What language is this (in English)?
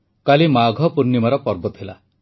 Odia